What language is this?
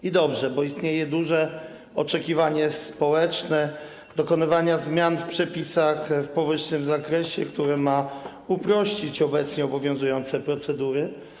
Polish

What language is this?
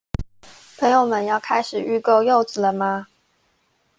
Chinese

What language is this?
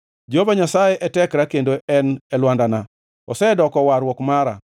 Luo (Kenya and Tanzania)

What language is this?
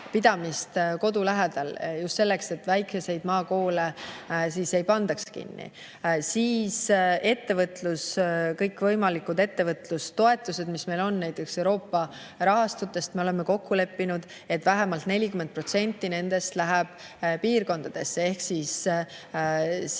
Estonian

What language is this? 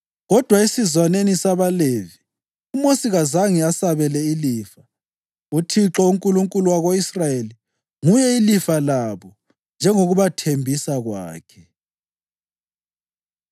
North Ndebele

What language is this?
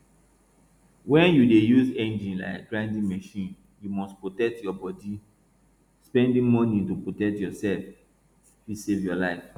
Nigerian Pidgin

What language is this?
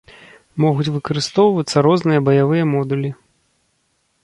Belarusian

